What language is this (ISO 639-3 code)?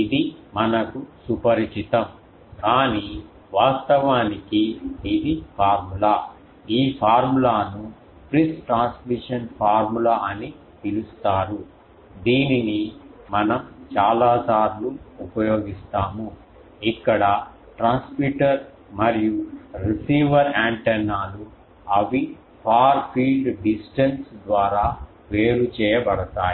tel